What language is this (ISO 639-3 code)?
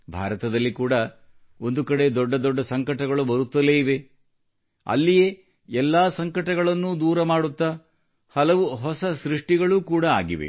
kan